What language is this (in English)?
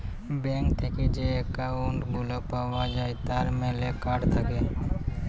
Bangla